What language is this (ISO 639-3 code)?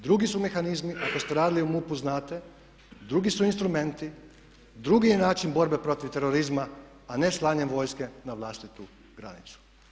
hrv